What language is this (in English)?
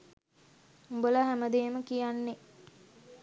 Sinhala